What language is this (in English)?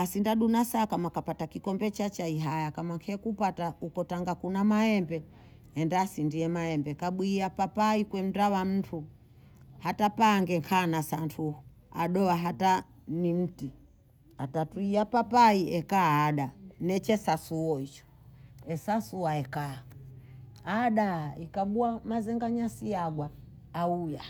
Bondei